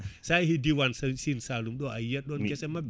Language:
Fula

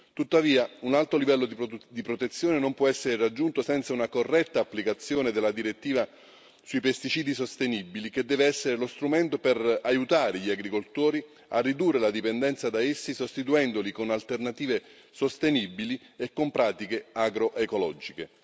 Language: Italian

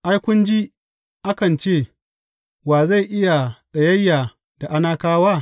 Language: Hausa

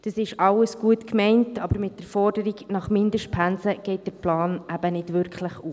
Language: Swiss German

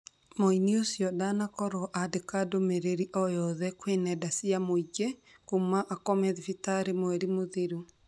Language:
Kikuyu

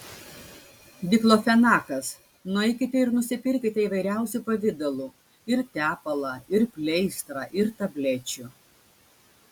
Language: Lithuanian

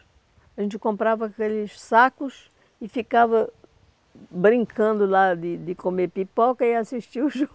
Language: Portuguese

